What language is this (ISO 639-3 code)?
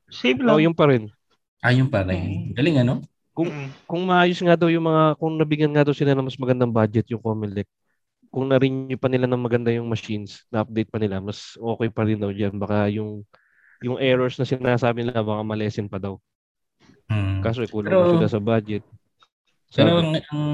fil